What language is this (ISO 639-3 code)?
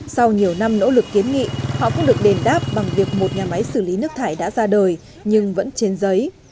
vie